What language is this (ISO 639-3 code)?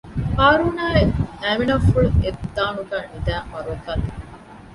div